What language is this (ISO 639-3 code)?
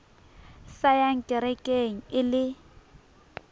sot